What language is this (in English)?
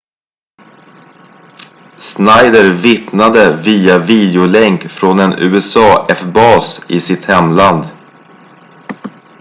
Swedish